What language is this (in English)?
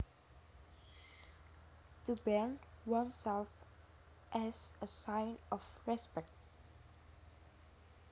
Javanese